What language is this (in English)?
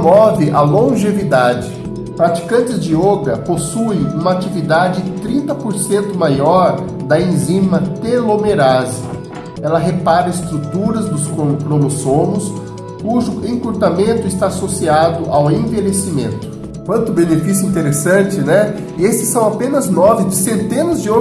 Portuguese